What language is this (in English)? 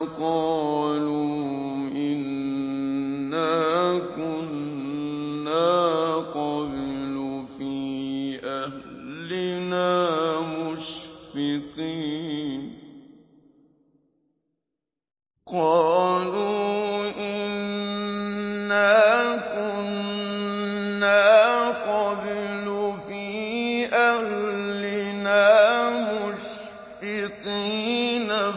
Arabic